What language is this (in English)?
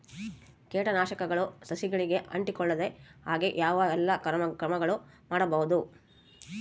Kannada